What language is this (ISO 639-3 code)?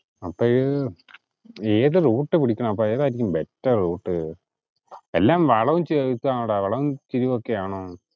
mal